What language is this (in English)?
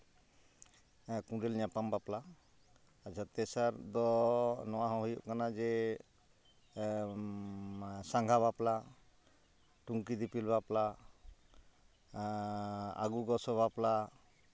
Santali